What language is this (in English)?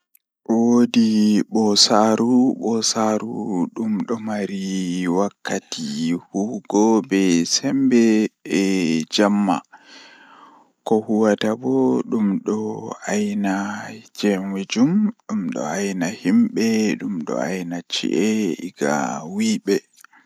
Fula